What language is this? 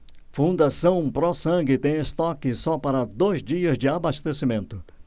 Portuguese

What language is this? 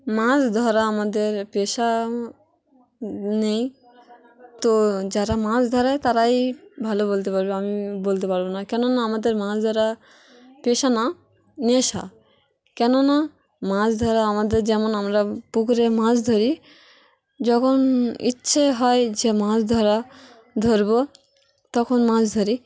Bangla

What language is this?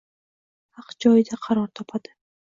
Uzbek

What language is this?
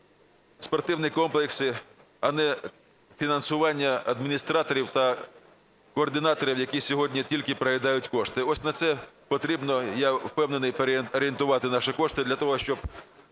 Ukrainian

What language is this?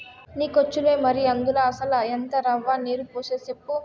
Telugu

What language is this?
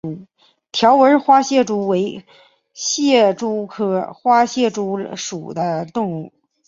Chinese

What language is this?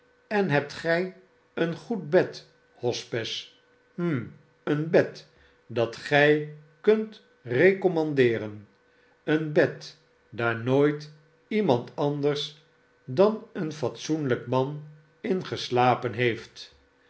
Dutch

